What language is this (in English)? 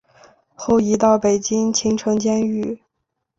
Chinese